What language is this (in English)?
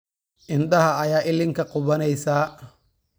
Somali